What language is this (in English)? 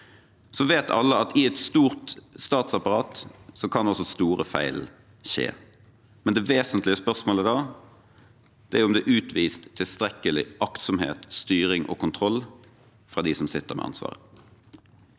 Norwegian